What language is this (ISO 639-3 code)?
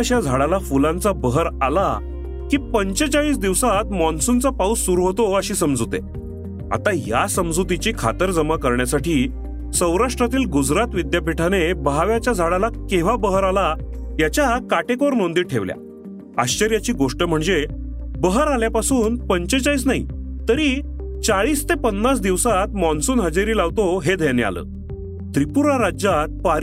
mar